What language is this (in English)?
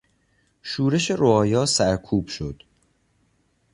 Persian